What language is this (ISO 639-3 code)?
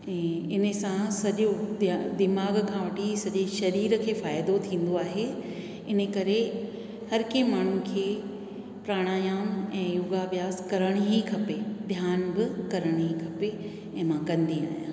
snd